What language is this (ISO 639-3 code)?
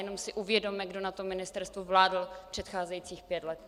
ces